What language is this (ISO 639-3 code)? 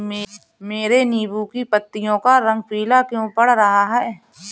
hin